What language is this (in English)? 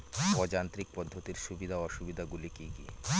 Bangla